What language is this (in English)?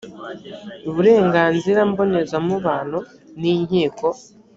Kinyarwanda